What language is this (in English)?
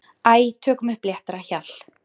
Icelandic